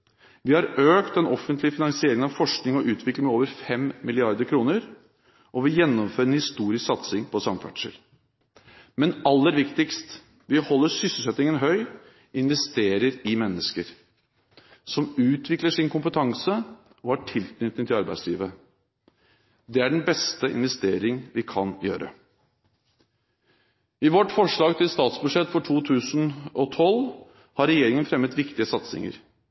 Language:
Norwegian Bokmål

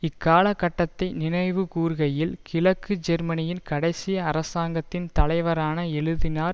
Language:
Tamil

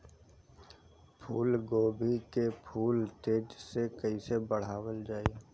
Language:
Bhojpuri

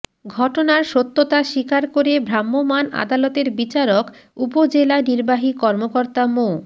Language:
Bangla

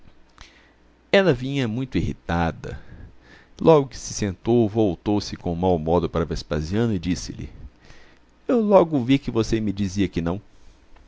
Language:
Portuguese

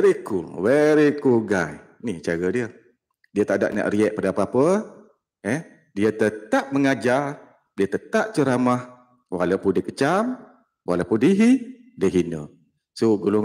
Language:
Malay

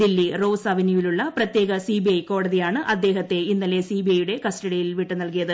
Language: Malayalam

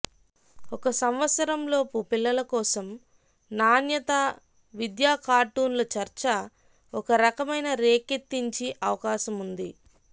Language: Telugu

